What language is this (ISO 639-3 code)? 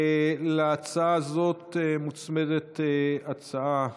heb